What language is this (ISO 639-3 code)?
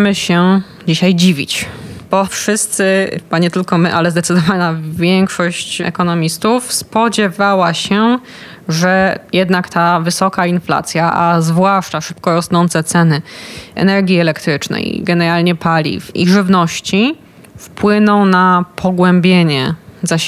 pol